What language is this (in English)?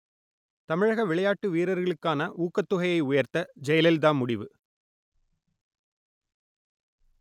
Tamil